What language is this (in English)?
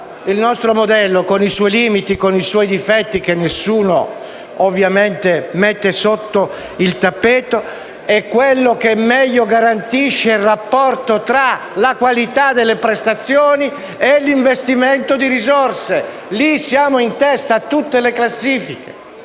Italian